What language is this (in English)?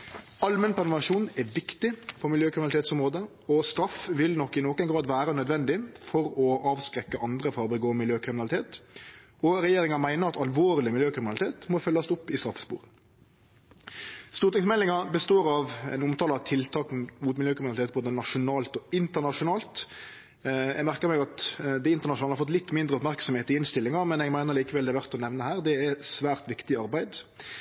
Norwegian Nynorsk